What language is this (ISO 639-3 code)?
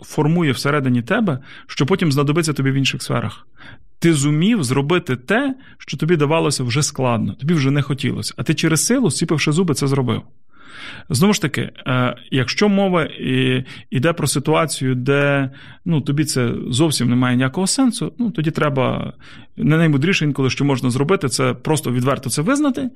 ukr